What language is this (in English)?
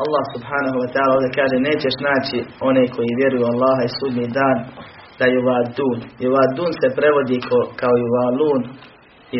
Croatian